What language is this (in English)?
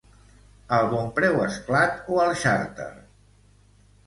Catalan